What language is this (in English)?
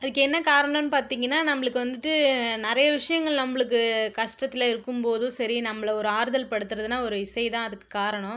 Tamil